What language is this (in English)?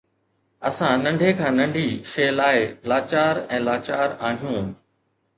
Sindhi